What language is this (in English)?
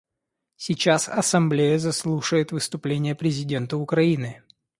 Russian